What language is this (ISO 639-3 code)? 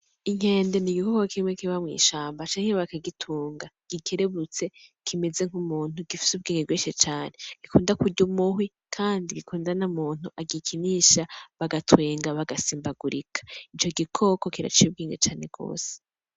run